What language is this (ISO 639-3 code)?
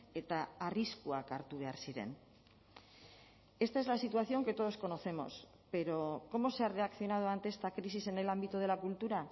spa